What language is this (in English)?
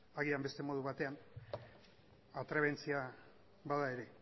Basque